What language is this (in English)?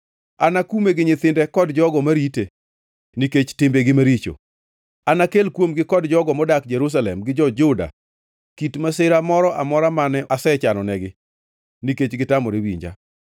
Luo (Kenya and Tanzania)